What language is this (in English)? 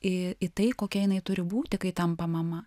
Lithuanian